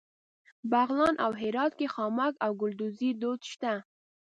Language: Pashto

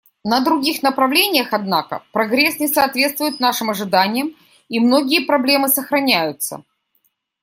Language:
Russian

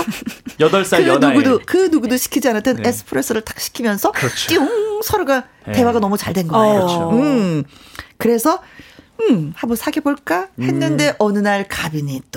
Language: Korean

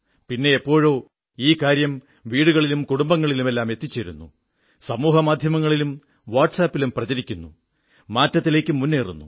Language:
Malayalam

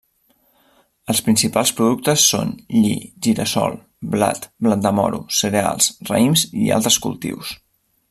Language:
Catalan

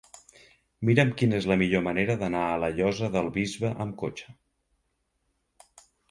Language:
Catalan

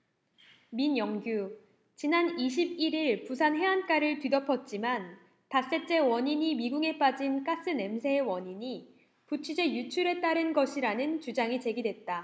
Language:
Korean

